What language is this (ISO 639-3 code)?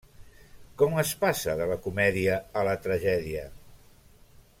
cat